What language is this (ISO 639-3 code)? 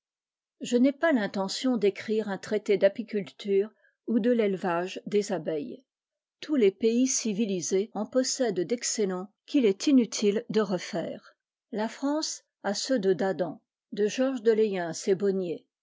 fra